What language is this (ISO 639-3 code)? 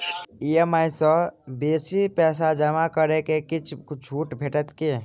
mai